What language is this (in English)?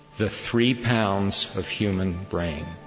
English